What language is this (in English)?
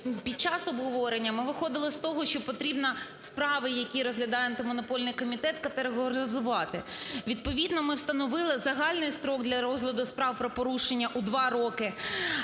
Ukrainian